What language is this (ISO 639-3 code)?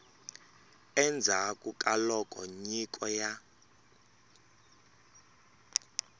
tso